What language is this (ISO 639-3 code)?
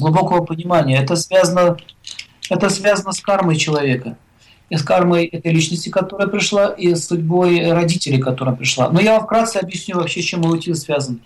rus